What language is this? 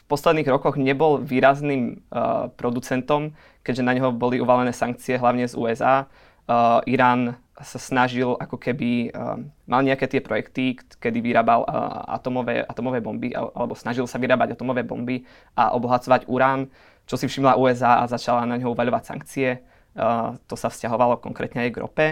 Slovak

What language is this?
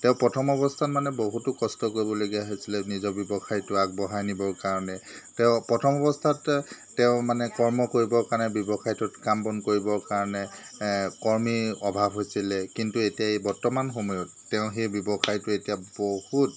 Assamese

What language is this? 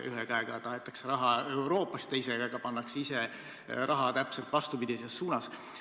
Estonian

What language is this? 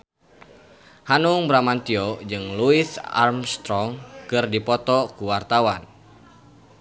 Sundanese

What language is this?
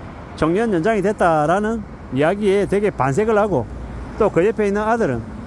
Korean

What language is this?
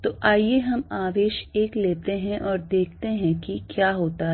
Hindi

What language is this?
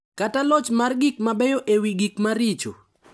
Luo (Kenya and Tanzania)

